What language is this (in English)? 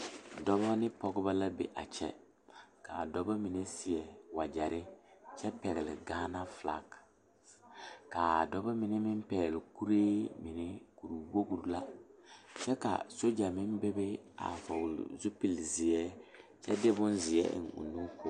Southern Dagaare